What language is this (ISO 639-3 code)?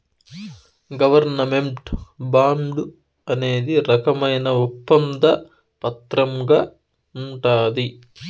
tel